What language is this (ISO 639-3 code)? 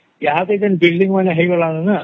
ori